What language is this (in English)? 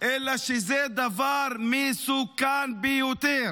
Hebrew